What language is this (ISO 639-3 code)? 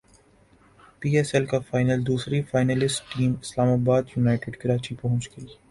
urd